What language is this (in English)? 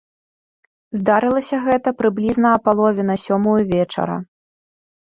Belarusian